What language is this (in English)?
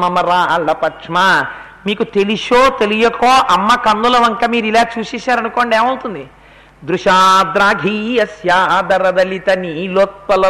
Telugu